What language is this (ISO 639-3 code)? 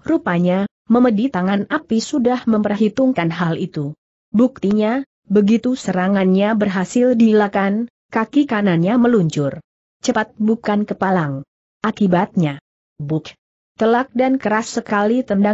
ind